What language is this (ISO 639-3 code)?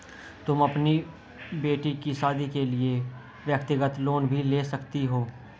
hin